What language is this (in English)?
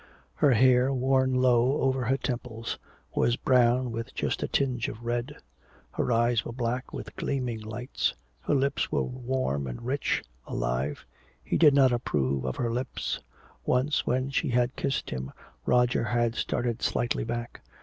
English